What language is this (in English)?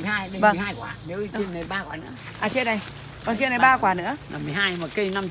Vietnamese